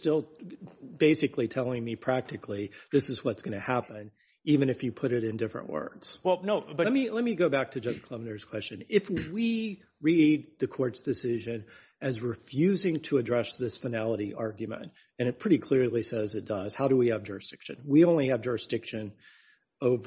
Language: English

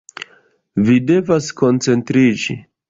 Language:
Esperanto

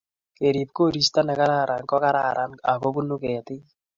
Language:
Kalenjin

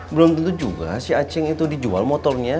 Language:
Indonesian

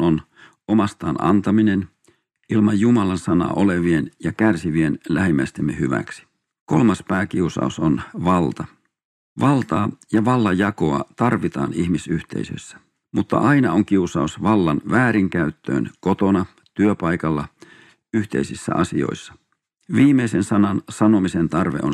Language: Finnish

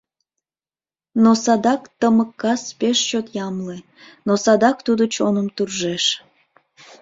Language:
Mari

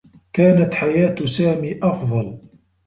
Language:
Arabic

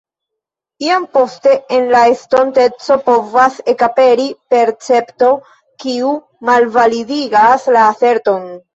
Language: Esperanto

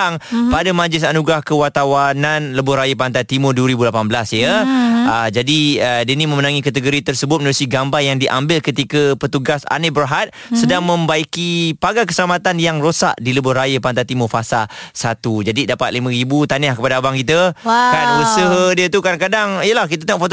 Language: Malay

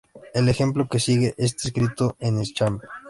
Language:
Spanish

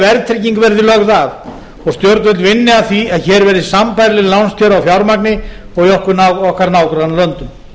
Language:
Icelandic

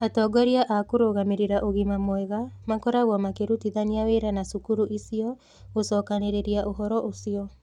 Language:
Kikuyu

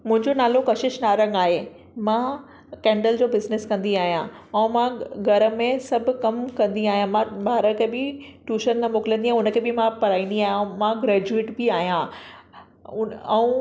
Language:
Sindhi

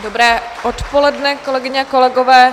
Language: Czech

